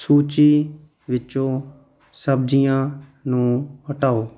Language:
Punjabi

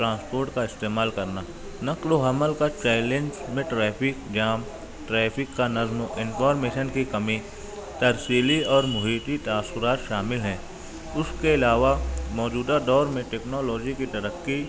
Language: Urdu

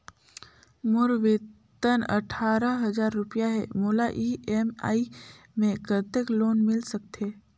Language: Chhattisgarhi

